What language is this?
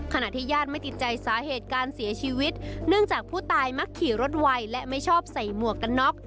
Thai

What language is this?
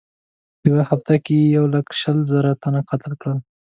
Pashto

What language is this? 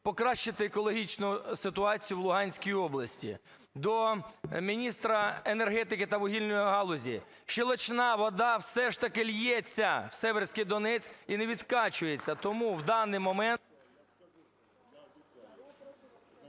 Ukrainian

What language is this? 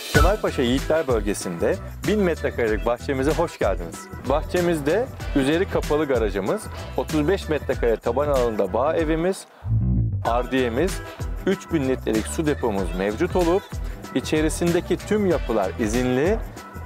Turkish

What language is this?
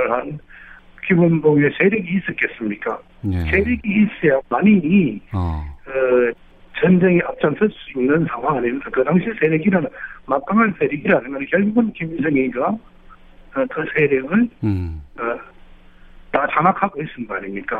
Korean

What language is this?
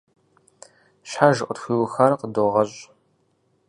Kabardian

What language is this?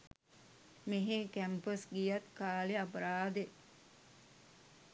Sinhala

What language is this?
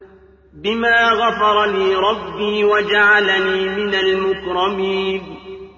Arabic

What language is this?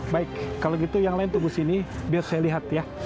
Indonesian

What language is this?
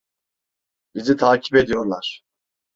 Turkish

